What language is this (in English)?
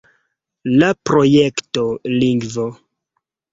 Esperanto